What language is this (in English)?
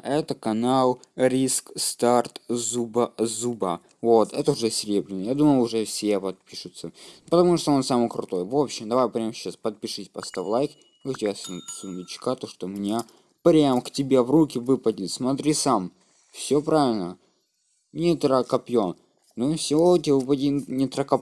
Russian